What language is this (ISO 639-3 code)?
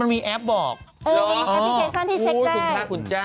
tha